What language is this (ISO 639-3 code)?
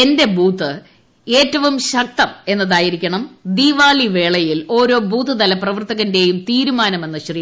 mal